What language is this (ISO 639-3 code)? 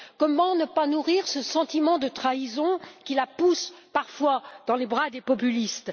fra